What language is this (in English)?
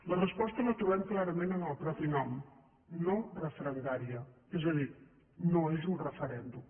Catalan